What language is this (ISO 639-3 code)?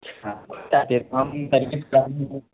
urd